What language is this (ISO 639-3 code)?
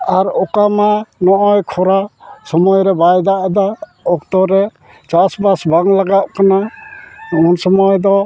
sat